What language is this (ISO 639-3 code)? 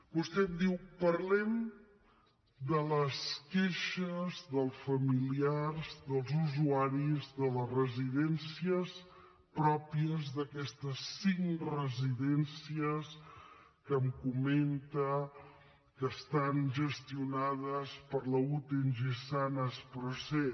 cat